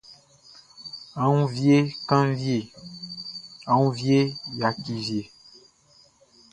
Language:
Baoulé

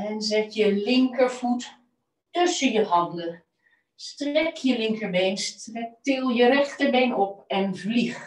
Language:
Dutch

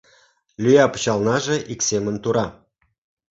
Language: Mari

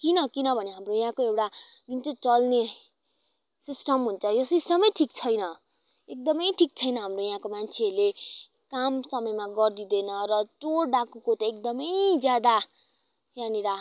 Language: Nepali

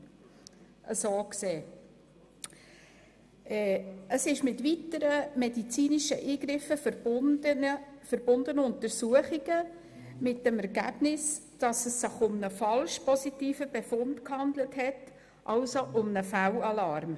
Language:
Swiss German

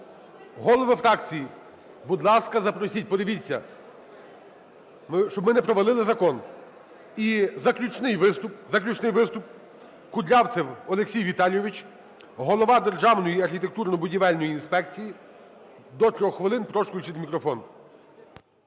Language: Ukrainian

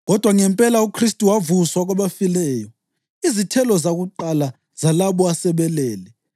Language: North Ndebele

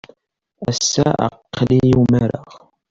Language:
Kabyle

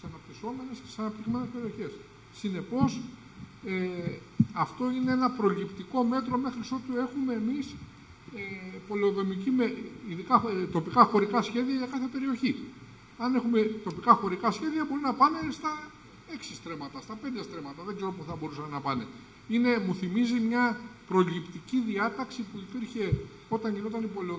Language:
Greek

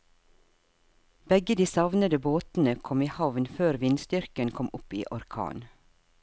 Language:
Norwegian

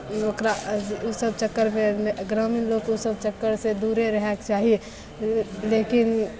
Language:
Maithili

